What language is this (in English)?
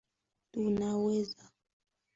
Swahili